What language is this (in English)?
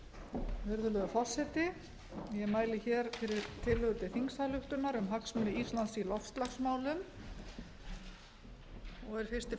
Icelandic